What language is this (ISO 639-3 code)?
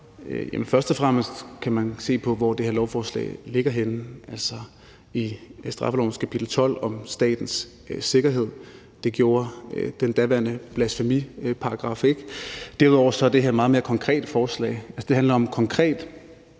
dan